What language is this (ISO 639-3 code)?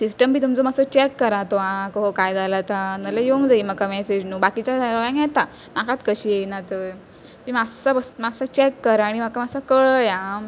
kok